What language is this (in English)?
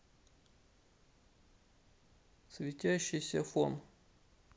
Russian